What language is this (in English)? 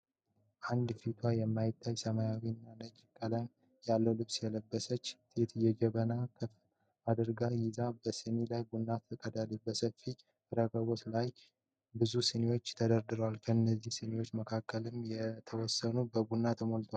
Amharic